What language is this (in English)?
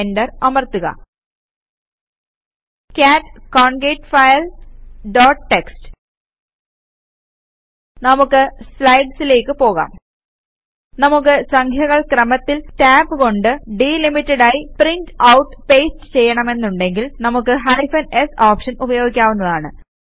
Malayalam